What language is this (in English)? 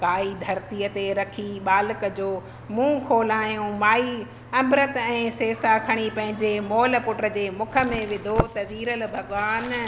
Sindhi